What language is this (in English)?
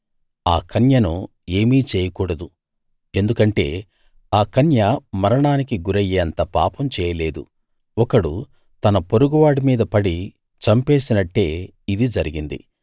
Telugu